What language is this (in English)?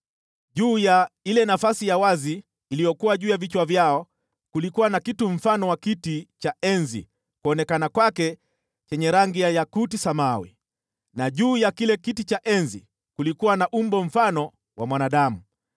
Swahili